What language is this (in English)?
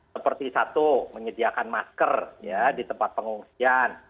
Indonesian